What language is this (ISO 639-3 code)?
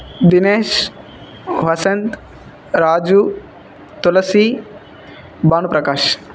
tel